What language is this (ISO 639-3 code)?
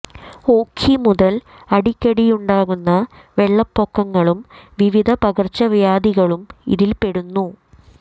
mal